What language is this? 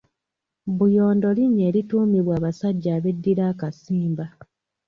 Ganda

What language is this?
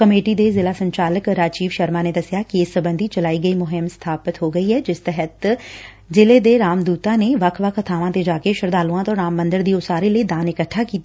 Punjabi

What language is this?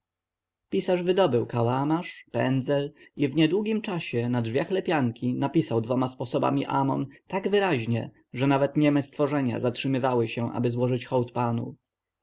Polish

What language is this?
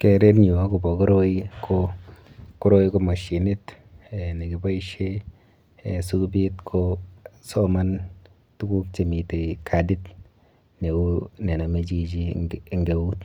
Kalenjin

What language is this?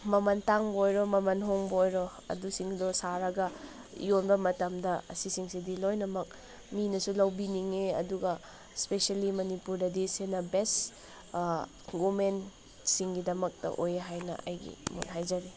Manipuri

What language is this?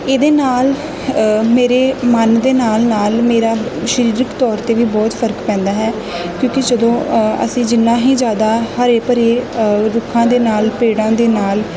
Punjabi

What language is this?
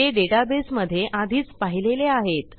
Marathi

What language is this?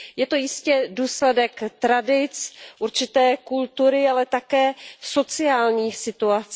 Czech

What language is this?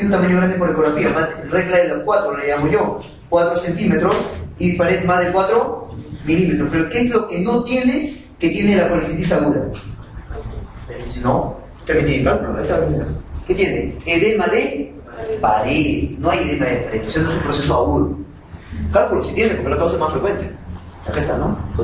Spanish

